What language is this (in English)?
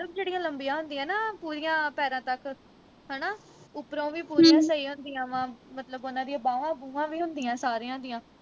Punjabi